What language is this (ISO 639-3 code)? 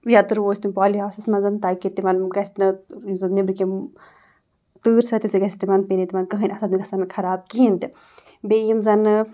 kas